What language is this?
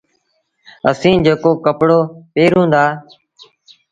Sindhi Bhil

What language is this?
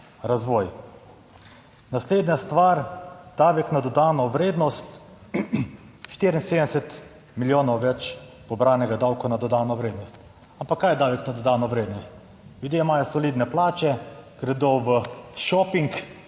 Slovenian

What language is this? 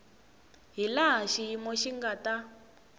Tsonga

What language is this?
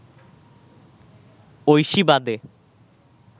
Bangla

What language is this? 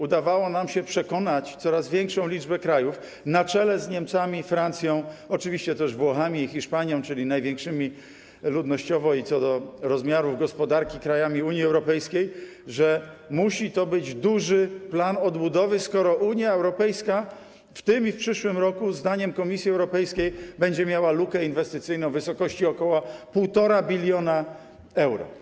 Polish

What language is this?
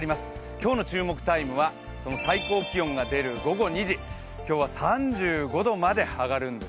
Japanese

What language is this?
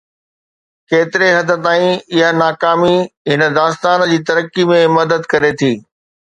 Sindhi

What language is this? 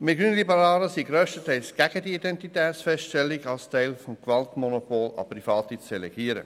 Swiss German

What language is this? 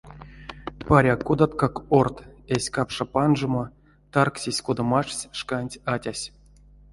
Erzya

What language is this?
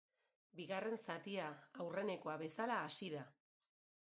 Basque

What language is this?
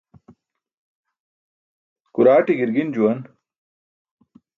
Burushaski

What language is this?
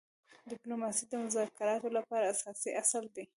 Pashto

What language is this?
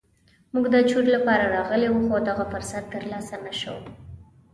Pashto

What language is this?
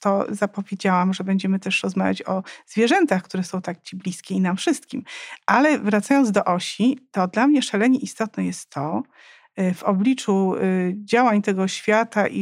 Polish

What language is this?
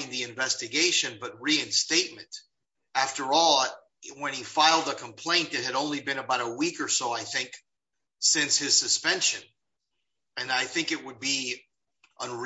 English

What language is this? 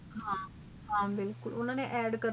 Punjabi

